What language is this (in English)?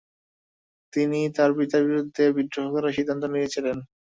Bangla